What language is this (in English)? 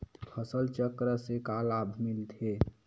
Chhattisgarhi